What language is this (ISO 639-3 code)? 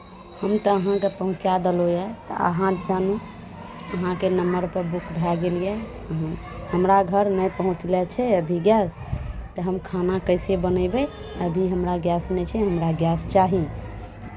mai